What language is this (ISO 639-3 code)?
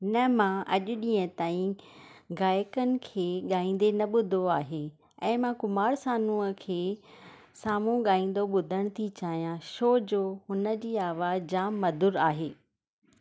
snd